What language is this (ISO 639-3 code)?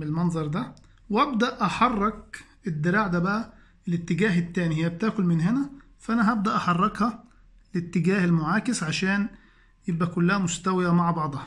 ara